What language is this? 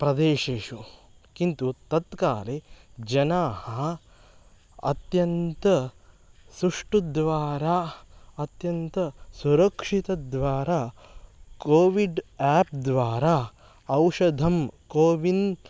Sanskrit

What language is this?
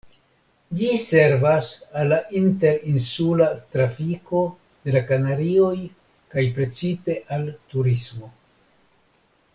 Esperanto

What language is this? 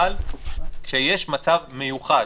Hebrew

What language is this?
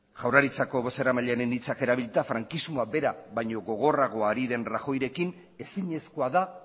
Basque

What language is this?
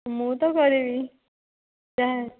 Odia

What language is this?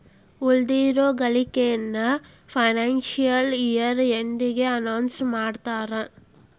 Kannada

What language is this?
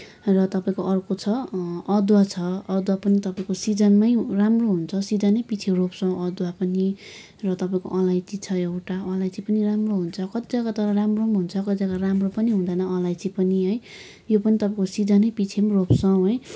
Nepali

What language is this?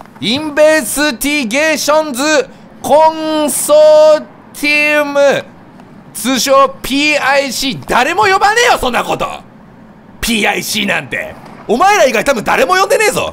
Japanese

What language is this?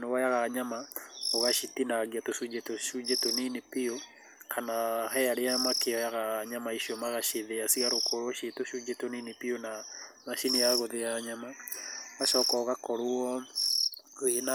Kikuyu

